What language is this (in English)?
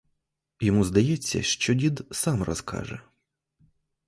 Ukrainian